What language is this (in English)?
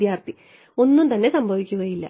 Malayalam